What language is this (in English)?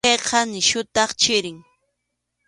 Arequipa-La Unión Quechua